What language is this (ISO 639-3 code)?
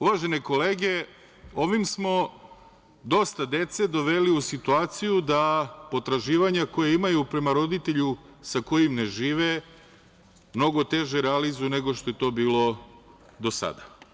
srp